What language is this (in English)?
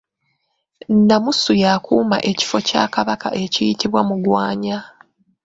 Ganda